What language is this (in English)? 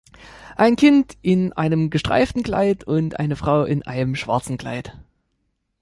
German